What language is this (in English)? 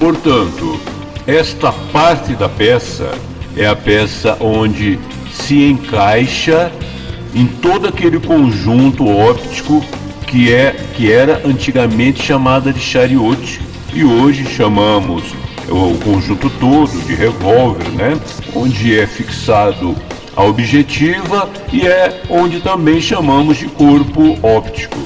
Portuguese